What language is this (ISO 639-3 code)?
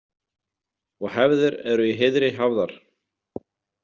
isl